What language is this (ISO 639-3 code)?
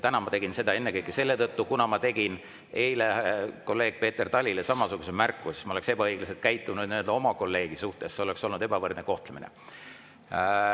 est